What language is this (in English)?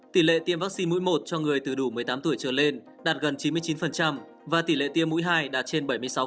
Vietnamese